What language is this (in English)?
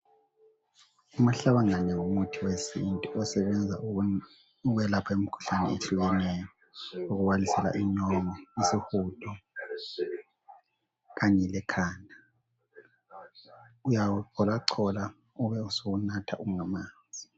North Ndebele